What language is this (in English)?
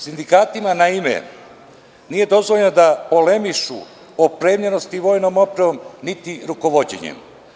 Serbian